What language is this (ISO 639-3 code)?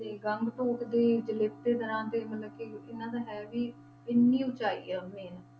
pan